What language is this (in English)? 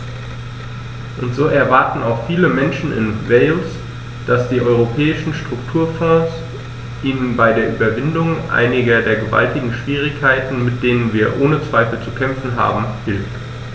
German